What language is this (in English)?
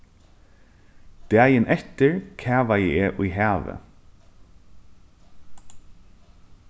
Faroese